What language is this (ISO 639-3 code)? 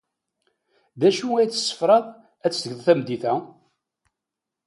kab